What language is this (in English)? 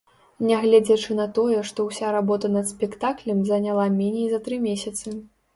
Belarusian